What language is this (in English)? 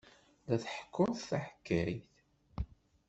Kabyle